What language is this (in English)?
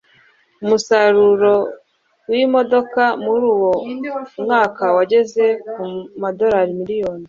Kinyarwanda